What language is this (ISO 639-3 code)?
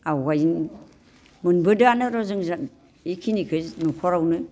brx